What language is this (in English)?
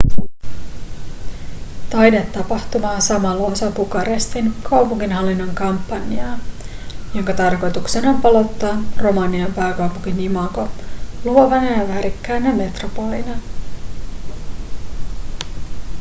Finnish